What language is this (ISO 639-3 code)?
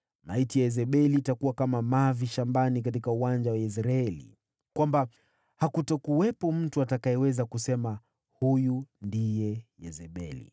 swa